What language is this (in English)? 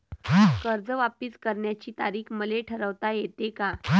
Marathi